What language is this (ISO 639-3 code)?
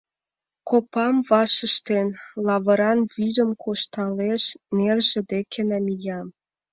chm